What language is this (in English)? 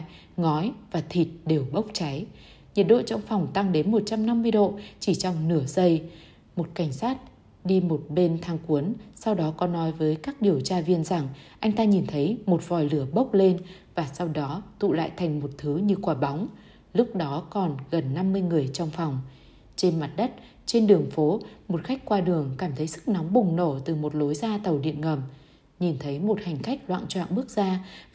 Vietnamese